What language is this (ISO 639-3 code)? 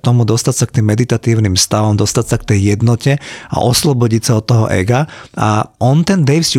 slk